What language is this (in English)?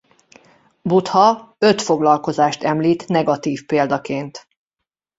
Hungarian